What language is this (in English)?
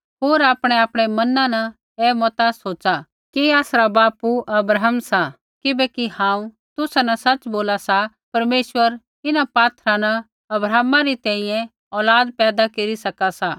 Kullu Pahari